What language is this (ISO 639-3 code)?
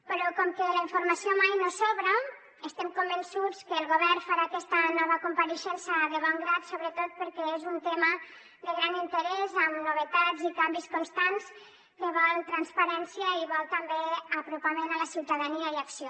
cat